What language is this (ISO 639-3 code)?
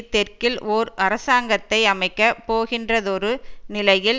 tam